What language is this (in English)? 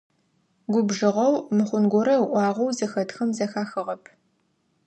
Adyghe